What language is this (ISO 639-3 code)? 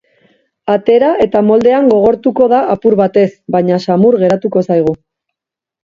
eus